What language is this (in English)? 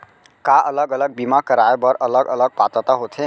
Chhattisgarhi